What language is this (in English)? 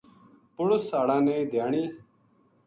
Gujari